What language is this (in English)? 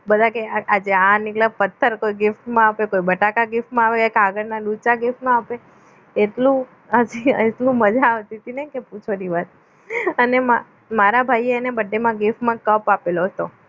Gujarati